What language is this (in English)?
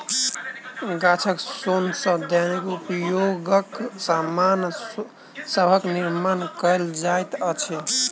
Maithili